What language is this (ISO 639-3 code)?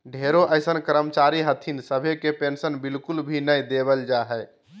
mag